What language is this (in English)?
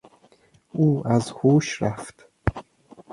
Persian